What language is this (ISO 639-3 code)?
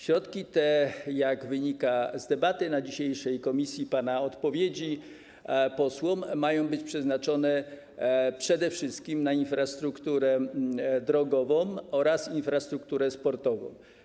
pol